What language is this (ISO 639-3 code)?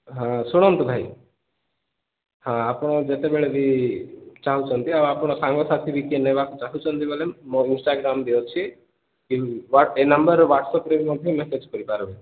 ori